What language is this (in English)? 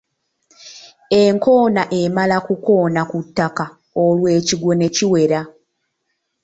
Ganda